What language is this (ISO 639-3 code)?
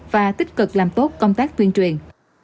vie